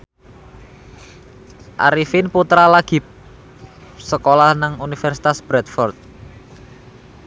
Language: Javanese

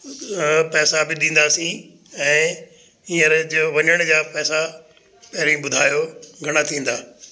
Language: Sindhi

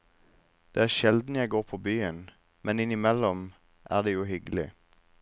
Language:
Norwegian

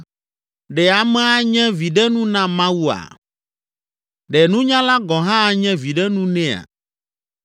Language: Ewe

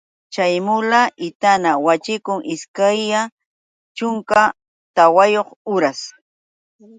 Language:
Yauyos Quechua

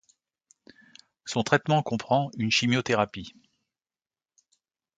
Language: French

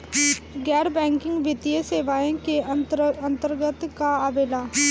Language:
Bhojpuri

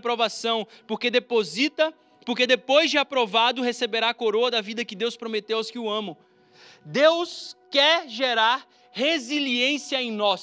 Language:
Portuguese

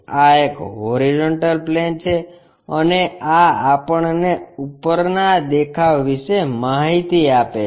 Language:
Gujarati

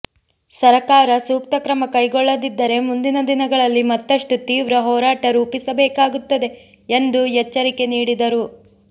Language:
Kannada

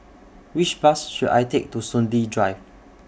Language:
English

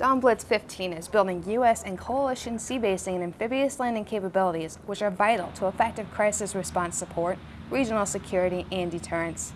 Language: English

